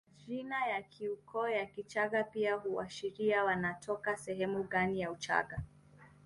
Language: Swahili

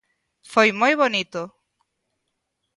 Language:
Galician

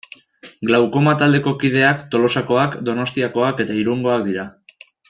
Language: Basque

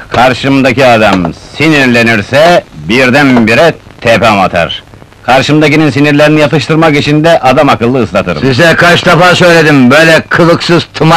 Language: Turkish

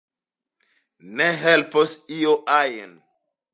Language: Esperanto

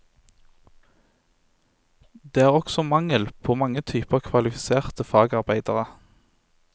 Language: Norwegian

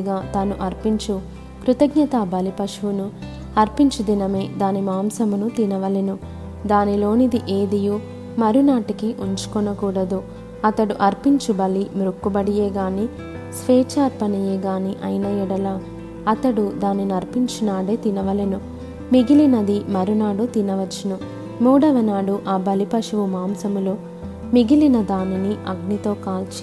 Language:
Telugu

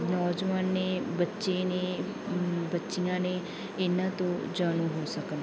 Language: Punjabi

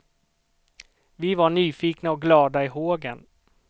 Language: Swedish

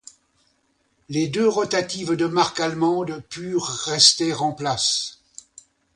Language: French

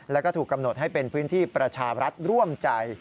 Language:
Thai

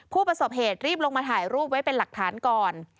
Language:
Thai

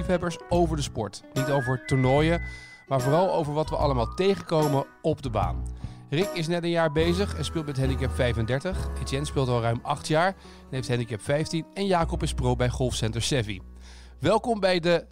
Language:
Dutch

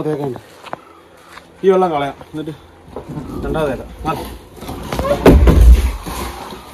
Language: Malayalam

